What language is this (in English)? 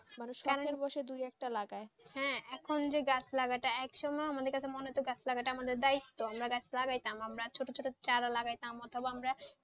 Bangla